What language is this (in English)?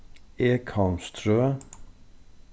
Faroese